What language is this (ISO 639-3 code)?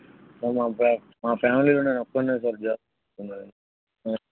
tel